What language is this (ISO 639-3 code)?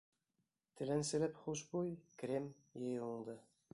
bak